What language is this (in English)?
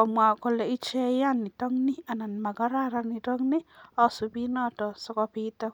Kalenjin